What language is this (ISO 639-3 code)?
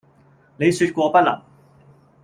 yue